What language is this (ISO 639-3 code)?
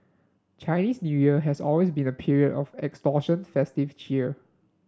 eng